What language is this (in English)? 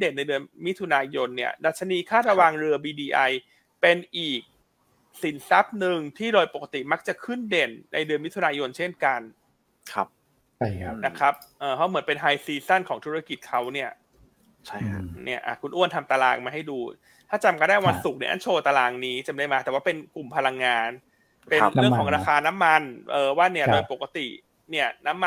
Thai